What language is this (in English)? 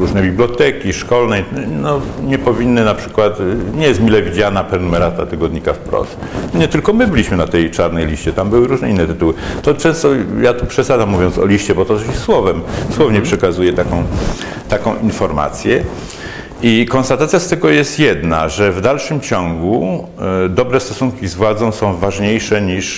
Polish